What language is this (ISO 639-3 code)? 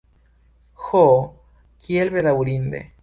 epo